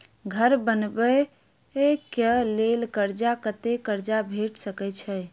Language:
Maithili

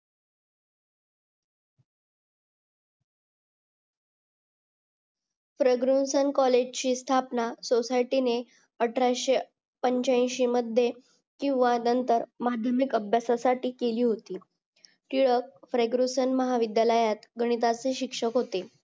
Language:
Marathi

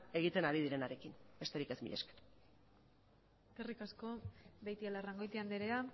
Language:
Basque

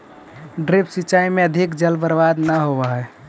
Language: Magahi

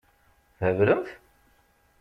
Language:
Kabyle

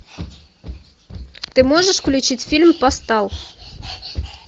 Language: Russian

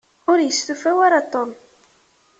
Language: Kabyle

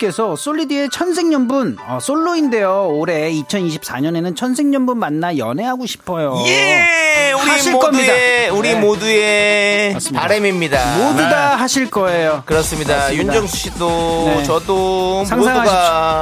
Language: Korean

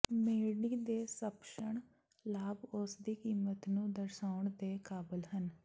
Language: Punjabi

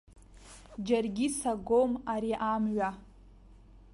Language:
Abkhazian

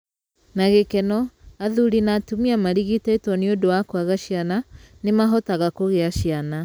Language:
Kikuyu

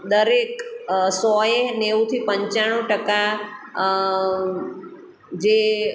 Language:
Gujarati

